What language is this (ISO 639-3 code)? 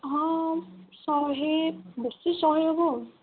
ori